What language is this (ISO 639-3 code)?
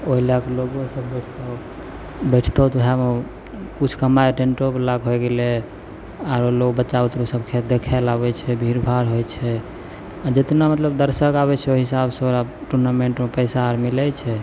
mai